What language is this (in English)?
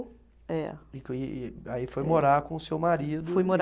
Portuguese